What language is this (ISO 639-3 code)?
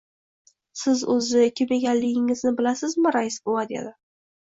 uzb